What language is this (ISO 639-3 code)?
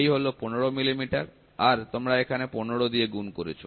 ben